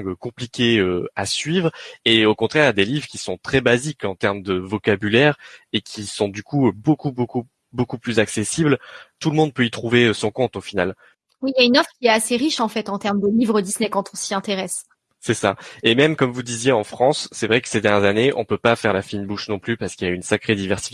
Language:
French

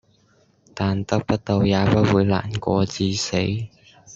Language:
Cantonese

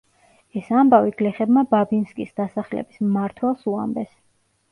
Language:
Georgian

